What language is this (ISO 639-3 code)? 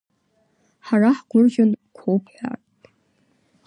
abk